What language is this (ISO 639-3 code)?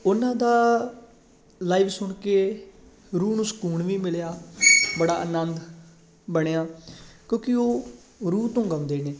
pan